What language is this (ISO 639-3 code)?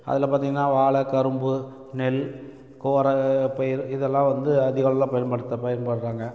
tam